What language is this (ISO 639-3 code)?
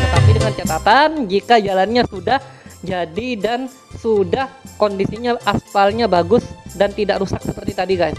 ind